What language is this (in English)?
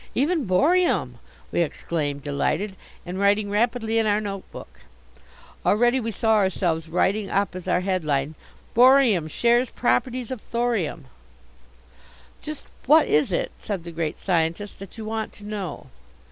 English